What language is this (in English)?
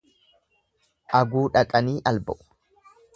Oromo